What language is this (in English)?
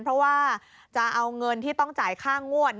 Thai